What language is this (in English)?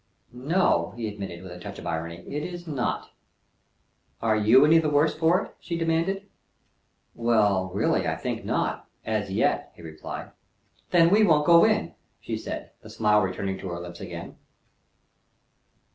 English